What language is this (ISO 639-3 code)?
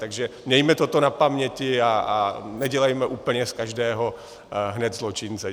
ces